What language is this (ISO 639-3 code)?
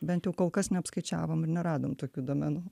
lit